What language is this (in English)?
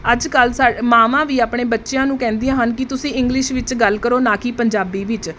Punjabi